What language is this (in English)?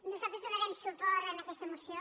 Catalan